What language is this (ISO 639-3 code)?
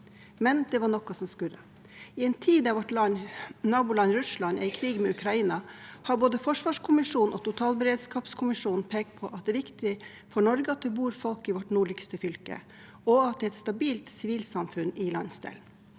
nor